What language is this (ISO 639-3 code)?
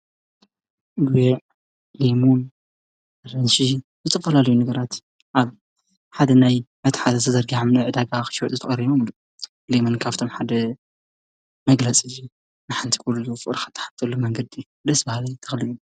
tir